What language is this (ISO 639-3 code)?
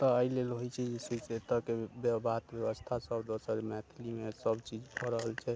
mai